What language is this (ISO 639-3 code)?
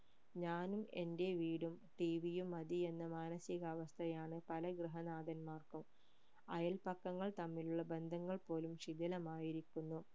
mal